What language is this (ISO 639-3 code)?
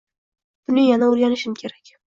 uzb